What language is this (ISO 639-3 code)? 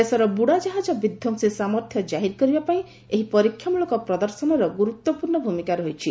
ori